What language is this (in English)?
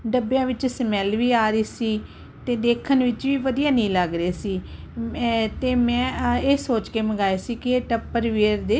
Punjabi